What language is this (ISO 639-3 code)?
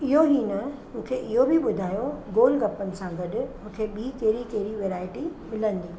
snd